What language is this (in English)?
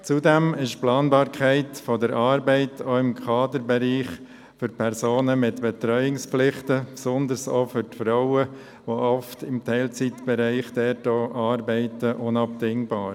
Swiss German